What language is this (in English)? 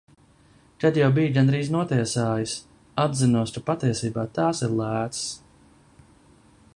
Latvian